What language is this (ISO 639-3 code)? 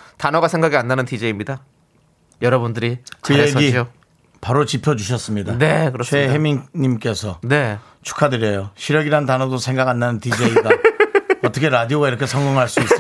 kor